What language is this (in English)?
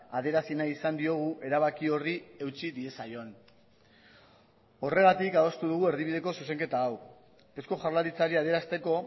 Basque